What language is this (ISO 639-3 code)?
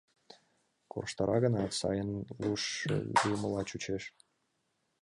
chm